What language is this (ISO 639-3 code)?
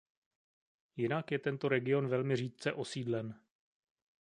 ces